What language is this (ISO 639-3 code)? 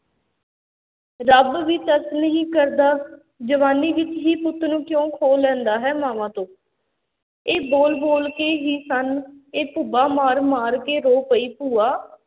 pan